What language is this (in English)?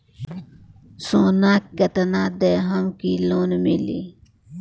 Bhojpuri